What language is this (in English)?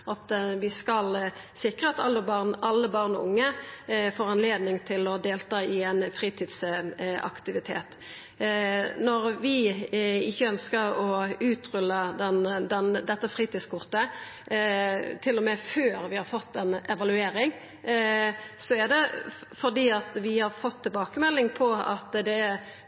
Norwegian Nynorsk